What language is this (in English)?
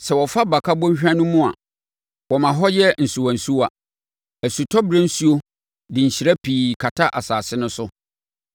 Akan